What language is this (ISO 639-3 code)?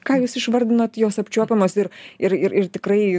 lit